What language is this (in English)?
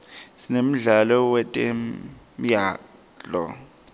Swati